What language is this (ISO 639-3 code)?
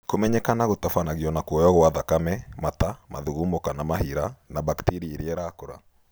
kik